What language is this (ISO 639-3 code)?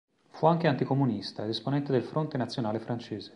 ita